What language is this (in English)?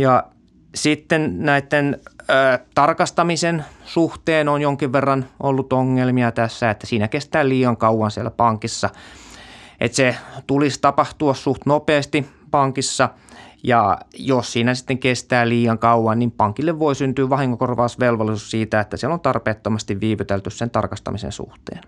Finnish